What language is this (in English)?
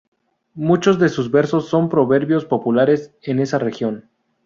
Spanish